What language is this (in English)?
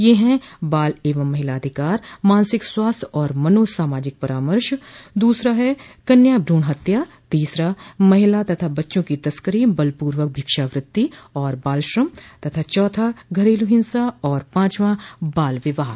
Hindi